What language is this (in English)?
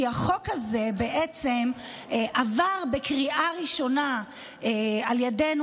Hebrew